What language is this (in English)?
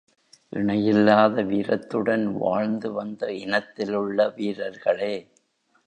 Tamil